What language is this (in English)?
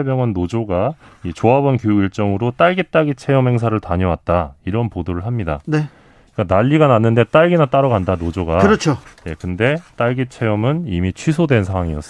Korean